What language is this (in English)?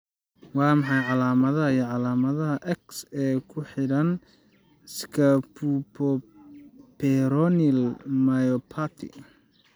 Somali